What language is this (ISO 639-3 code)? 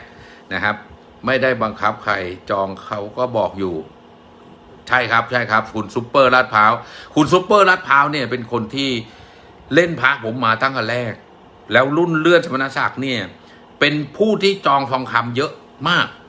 tha